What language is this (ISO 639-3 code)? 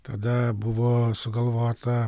lit